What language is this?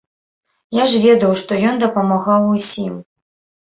Belarusian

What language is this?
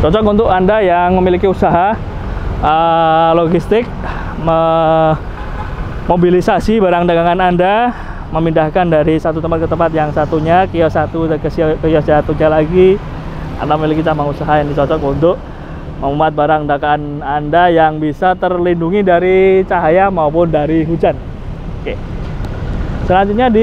Indonesian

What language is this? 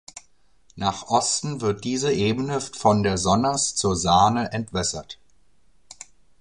German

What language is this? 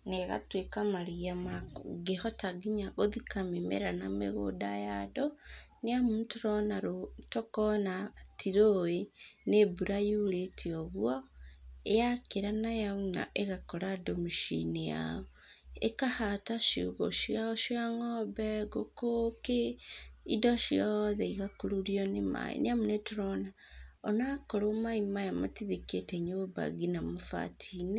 Kikuyu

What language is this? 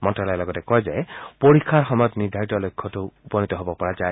Assamese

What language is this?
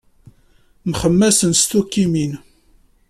Kabyle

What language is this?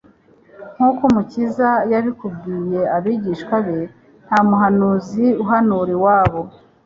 Kinyarwanda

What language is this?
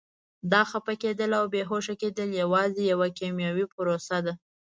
Pashto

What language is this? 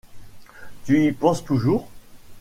French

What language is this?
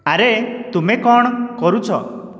Odia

